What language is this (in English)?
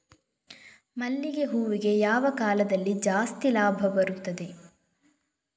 Kannada